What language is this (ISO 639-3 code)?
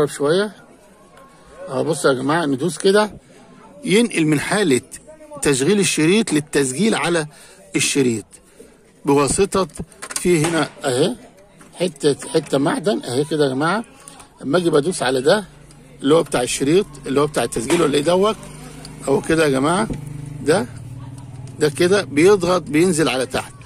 ara